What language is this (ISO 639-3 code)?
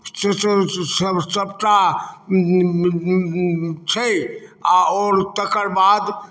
mai